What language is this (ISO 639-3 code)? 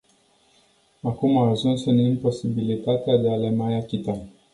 ron